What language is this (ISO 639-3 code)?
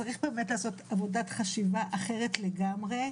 heb